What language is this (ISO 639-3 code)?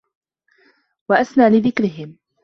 ara